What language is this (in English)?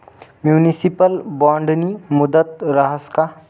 Marathi